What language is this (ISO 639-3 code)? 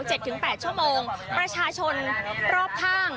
tha